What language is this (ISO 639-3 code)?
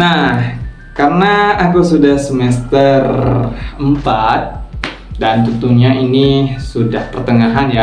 ind